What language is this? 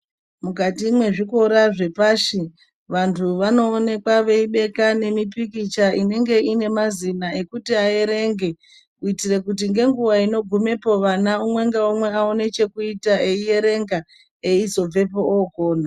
Ndau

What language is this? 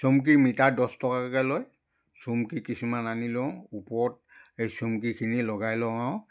Assamese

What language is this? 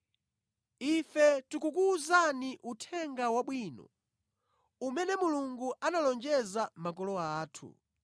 Nyanja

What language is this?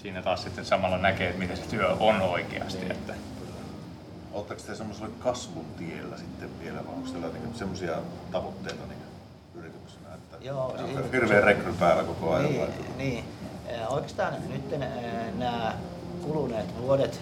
Finnish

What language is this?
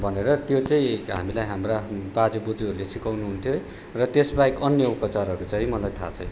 Nepali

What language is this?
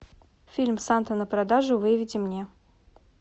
Russian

